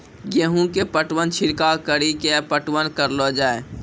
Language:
Maithili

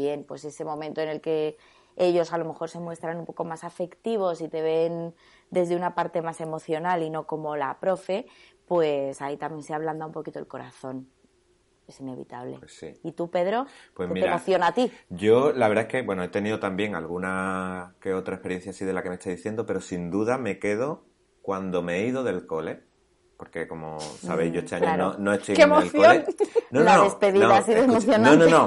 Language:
Spanish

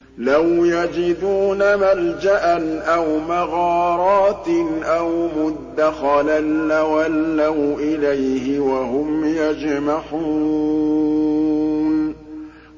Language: Arabic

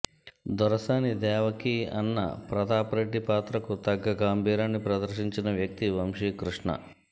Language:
Telugu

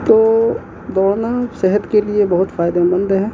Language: Urdu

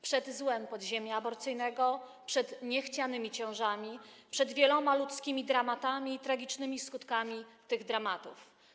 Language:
Polish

